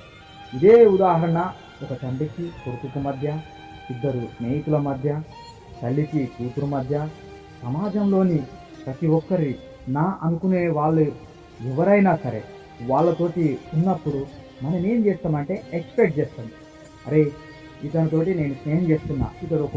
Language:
Telugu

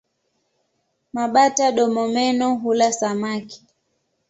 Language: Swahili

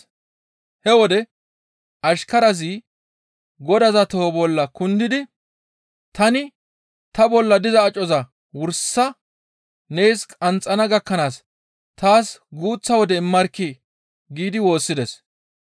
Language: Gamo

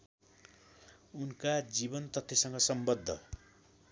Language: Nepali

